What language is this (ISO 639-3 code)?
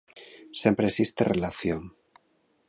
glg